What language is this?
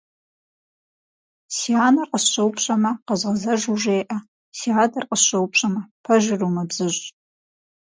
Kabardian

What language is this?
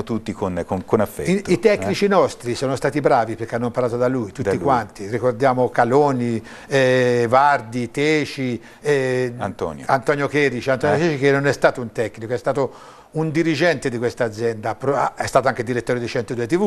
Italian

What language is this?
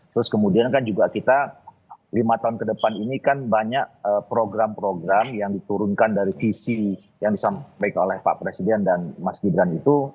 Indonesian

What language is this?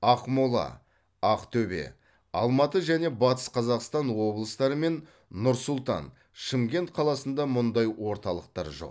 Kazakh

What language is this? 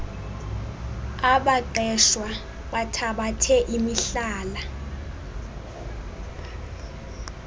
Xhosa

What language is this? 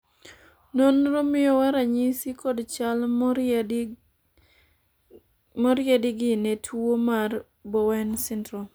Luo (Kenya and Tanzania)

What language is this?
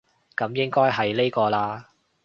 Cantonese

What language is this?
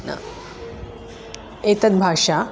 Sanskrit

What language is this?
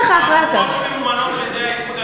Hebrew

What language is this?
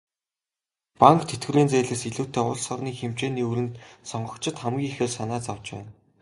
Mongolian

